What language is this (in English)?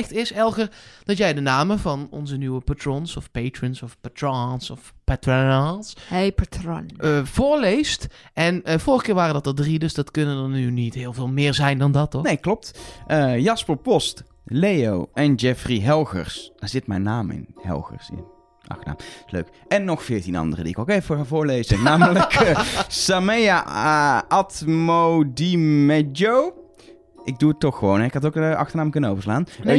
Dutch